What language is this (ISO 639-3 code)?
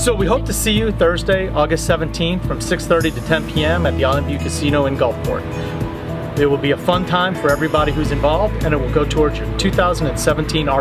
eng